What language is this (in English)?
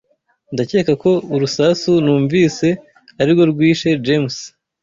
Kinyarwanda